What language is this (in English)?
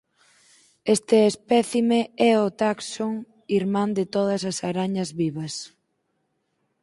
Galician